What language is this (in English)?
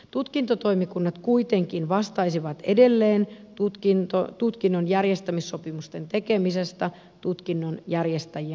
Finnish